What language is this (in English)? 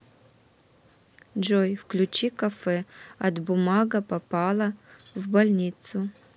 Russian